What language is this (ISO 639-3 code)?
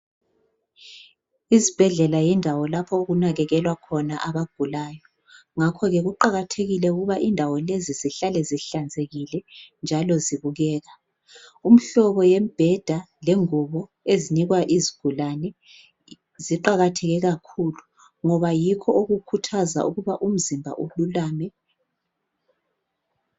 nde